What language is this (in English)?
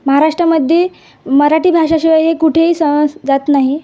Marathi